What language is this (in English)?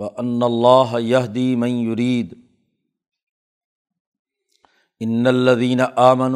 Urdu